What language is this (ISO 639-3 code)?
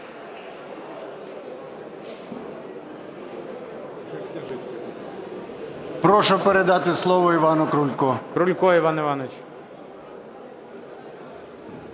ukr